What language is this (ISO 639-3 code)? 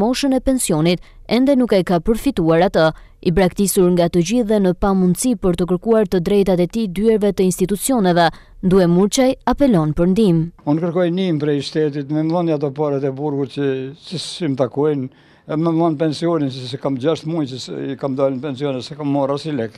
ron